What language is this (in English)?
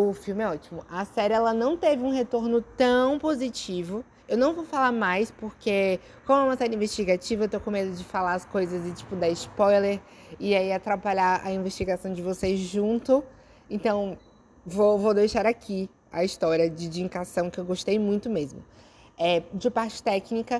Portuguese